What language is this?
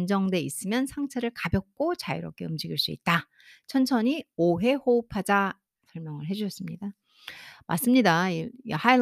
Korean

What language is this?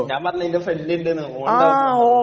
Malayalam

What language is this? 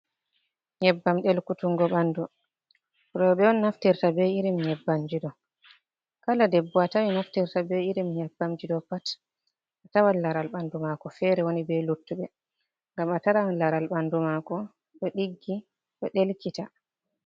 Fula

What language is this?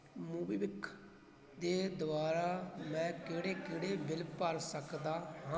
Punjabi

